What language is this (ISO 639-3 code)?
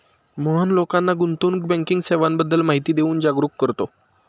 mar